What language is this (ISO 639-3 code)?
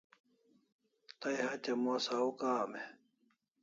kls